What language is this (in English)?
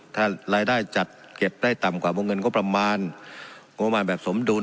Thai